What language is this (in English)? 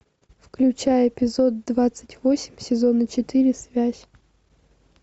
Russian